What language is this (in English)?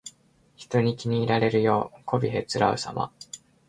Japanese